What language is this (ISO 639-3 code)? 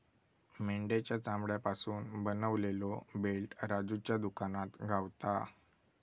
mar